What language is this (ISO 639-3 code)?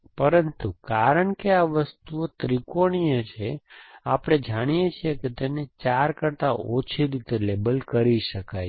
guj